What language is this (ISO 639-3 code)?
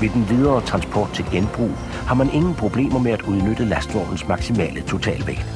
dan